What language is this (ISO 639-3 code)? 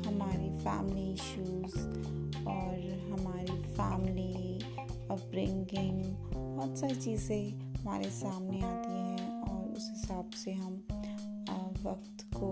hin